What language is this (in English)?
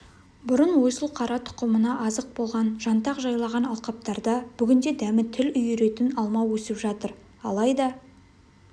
Kazakh